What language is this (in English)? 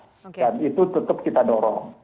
Indonesian